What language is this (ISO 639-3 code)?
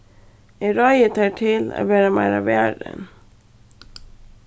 fao